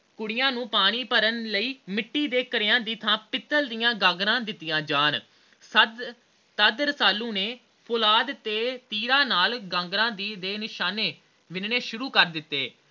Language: Punjabi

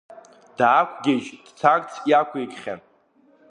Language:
Abkhazian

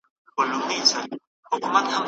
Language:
Pashto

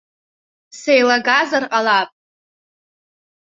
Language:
Abkhazian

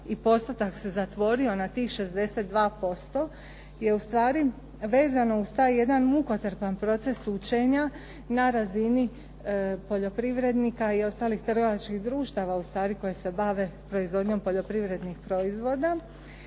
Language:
Croatian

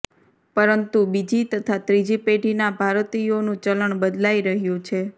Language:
Gujarati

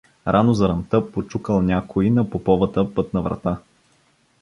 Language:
Bulgarian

